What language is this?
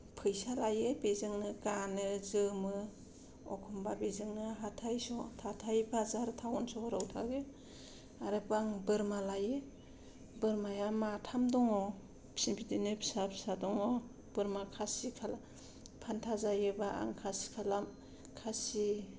Bodo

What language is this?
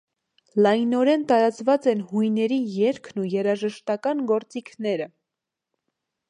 Armenian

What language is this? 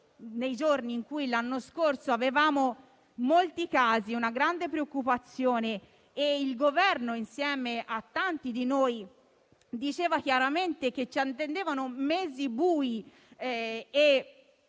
Italian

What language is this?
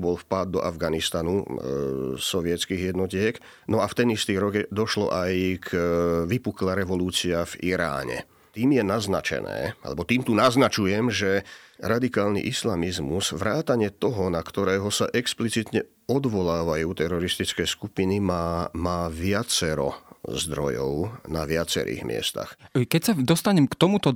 Slovak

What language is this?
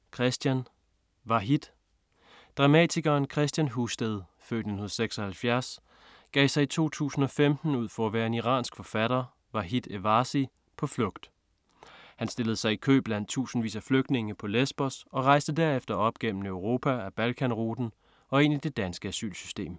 Danish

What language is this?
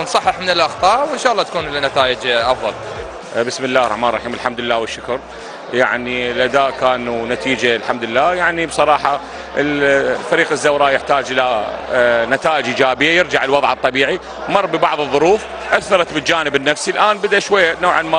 Arabic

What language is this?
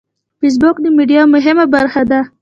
Pashto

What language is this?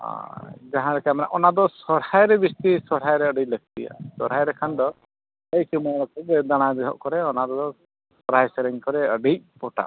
Santali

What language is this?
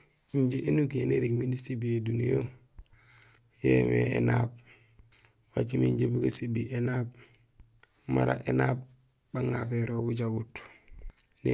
Gusilay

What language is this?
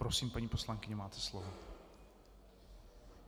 Czech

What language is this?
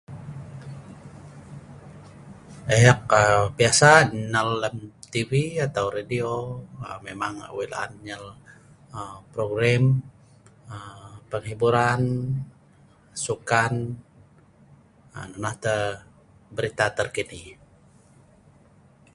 Sa'ban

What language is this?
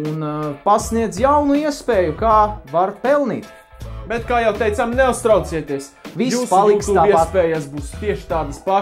Latvian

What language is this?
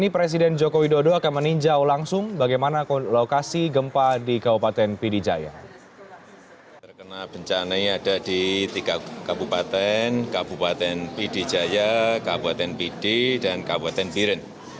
Indonesian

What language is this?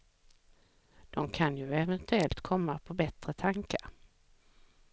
Swedish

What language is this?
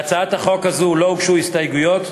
Hebrew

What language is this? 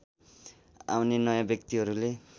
Nepali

